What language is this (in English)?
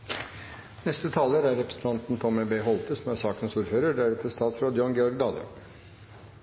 Norwegian Bokmål